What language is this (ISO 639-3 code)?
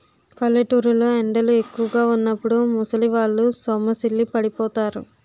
tel